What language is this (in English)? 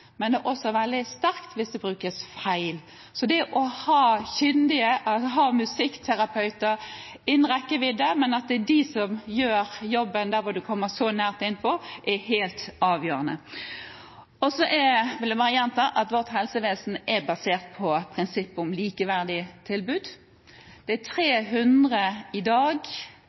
Norwegian Bokmål